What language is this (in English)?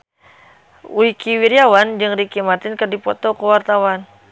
Sundanese